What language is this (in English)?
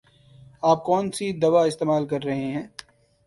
Urdu